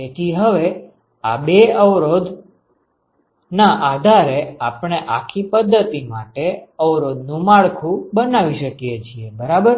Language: Gujarati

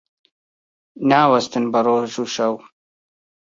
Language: Central Kurdish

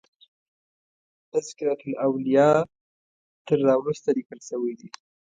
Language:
Pashto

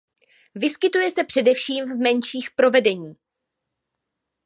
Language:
Czech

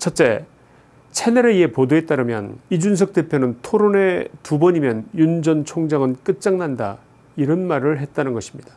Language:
Korean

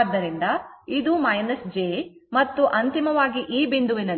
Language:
Kannada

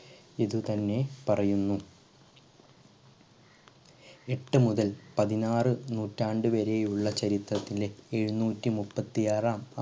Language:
Malayalam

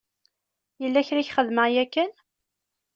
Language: Kabyle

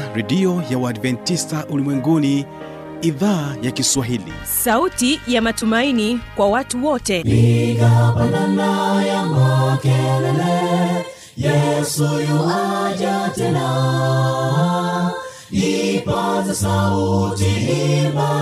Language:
Swahili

